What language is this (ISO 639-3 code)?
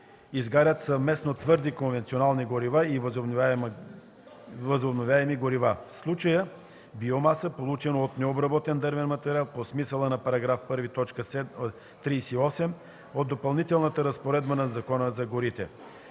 bul